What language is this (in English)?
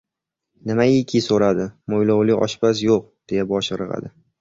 Uzbek